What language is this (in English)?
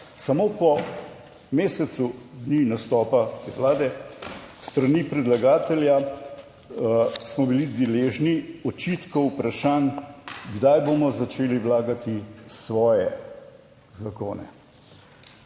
Slovenian